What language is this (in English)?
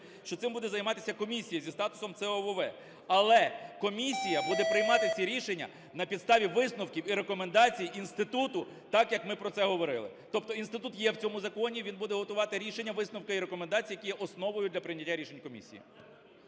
Ukrainian